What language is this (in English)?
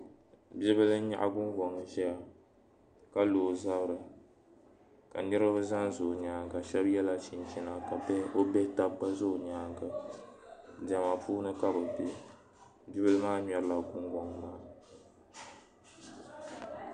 Dagbani